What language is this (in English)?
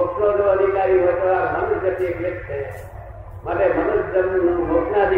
Gujarati